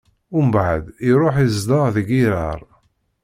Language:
Kabyle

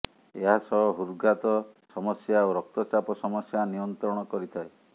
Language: Odia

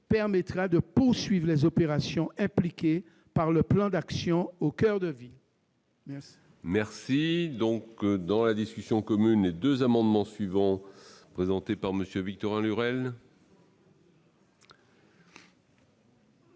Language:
French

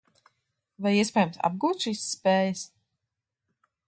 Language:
Latvian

